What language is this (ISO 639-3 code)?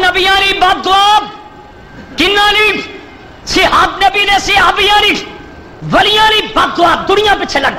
hin